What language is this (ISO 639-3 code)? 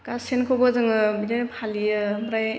brx